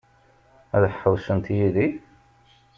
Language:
Kabyle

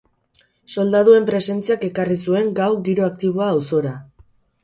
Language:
Basque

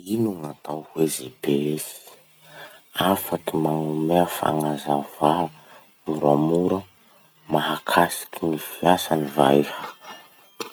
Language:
Masikoro Malagasy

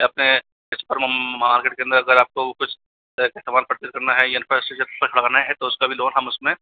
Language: Hindi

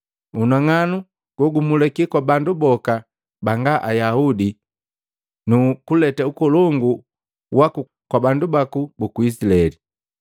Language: Matengo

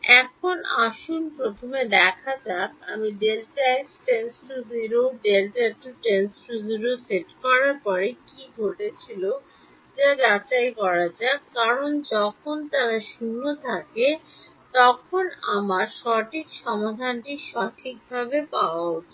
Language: Bangla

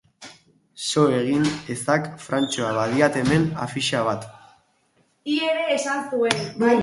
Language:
Basque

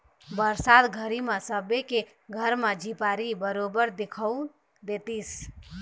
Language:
Chhattisgarhi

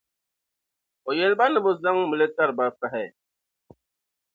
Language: Dagbani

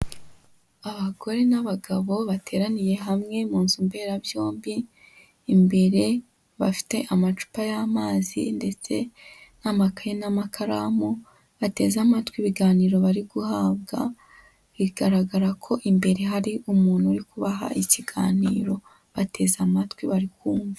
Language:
Kinyarwanda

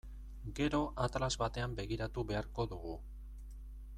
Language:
Basque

